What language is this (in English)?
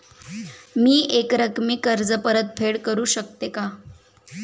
Marathi